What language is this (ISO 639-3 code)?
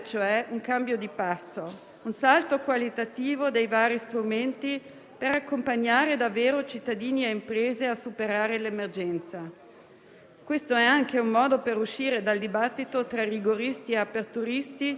ita